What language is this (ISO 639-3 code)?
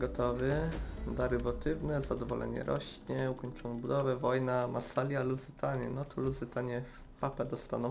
pol